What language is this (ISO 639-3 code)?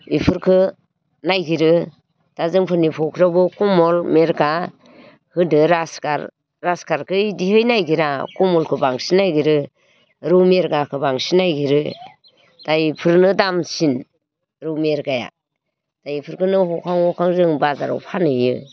brx